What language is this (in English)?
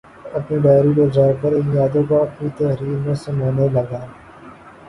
Urdu